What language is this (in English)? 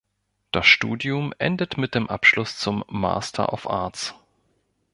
German